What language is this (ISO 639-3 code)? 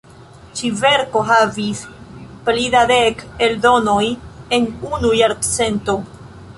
epo